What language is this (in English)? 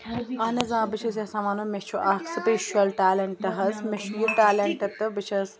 Kashmiri